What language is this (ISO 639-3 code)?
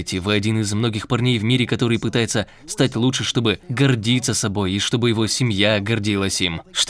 rus